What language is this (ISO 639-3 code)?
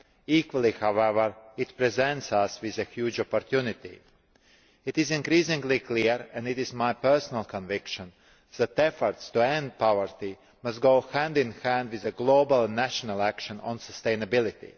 eng